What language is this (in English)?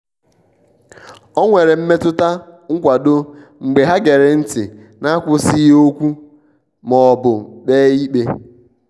Igbo